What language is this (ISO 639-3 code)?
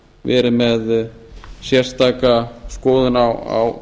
isl